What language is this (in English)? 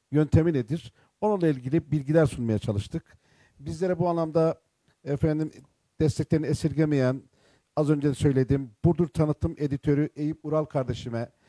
Turkish